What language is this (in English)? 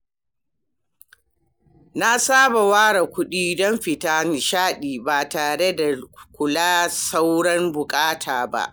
Hausa